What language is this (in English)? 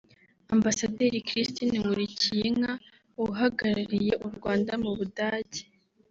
Kinyarwanda